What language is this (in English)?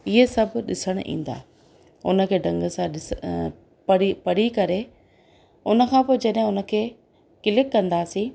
Sindhi